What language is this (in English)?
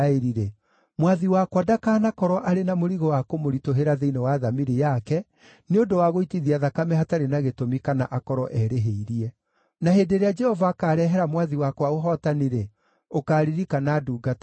Kikuyu